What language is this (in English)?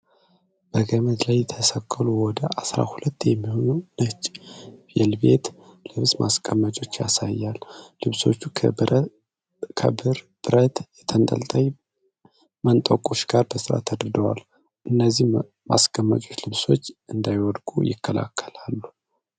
Amharic